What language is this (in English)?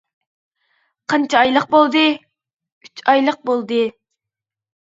Uyghur